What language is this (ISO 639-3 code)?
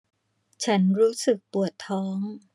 tha